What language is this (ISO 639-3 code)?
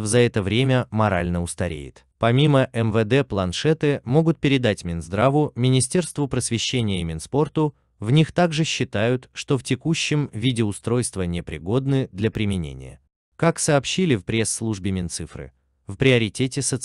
rus